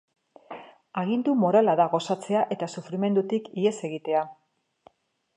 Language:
Basque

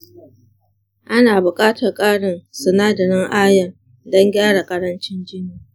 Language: Hausa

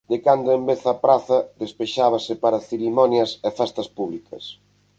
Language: Galician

